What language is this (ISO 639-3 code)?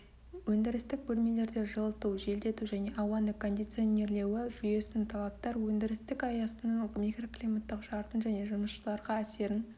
kaz